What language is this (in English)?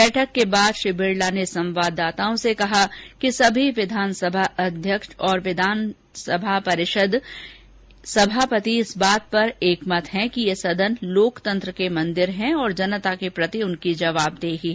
Hindi